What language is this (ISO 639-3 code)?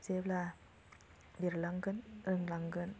brx